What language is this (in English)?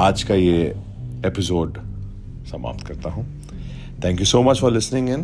Hindi